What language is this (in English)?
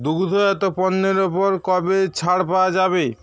Bangla